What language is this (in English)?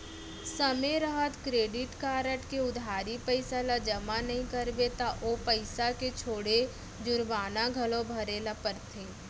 Chhattisgarhi